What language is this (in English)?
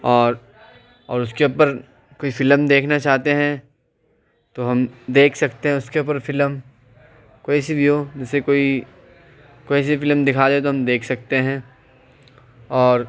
Urdu